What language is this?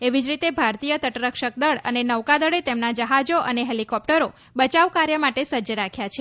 Gujarati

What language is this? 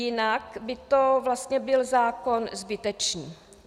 Czech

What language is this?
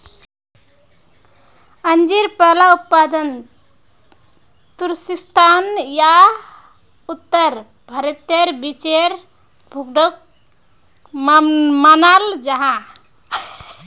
Magahi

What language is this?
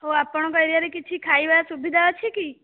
Odia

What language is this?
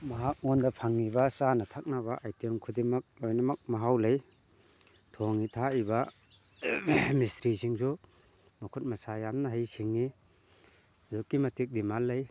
Manipuri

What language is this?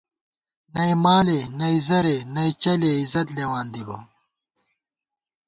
Gawar-Bati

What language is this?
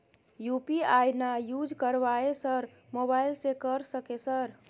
Maithili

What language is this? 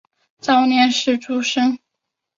Chinese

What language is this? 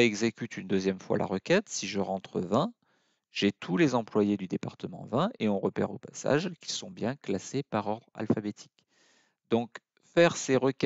French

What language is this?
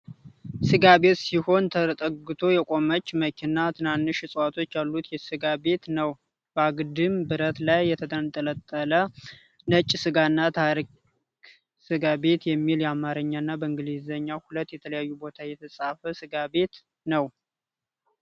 Amharic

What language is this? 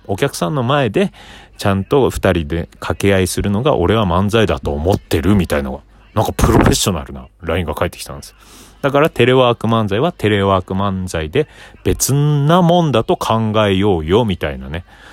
Japanese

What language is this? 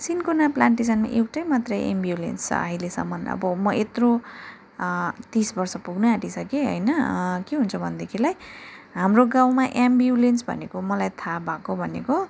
Nepali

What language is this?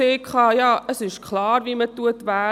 Swiss German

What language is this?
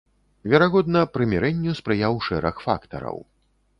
Belarusian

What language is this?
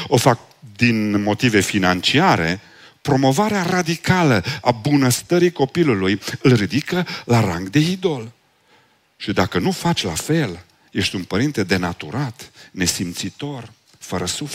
Romanian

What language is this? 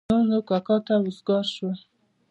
Pashto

